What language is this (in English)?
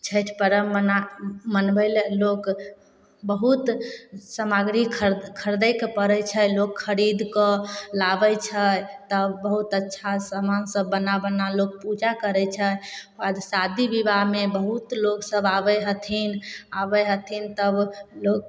Maithili